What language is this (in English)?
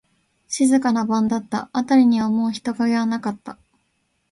Japanese